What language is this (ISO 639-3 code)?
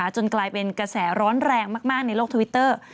tha